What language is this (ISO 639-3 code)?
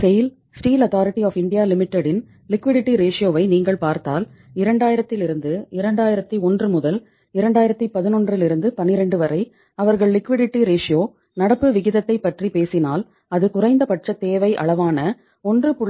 tam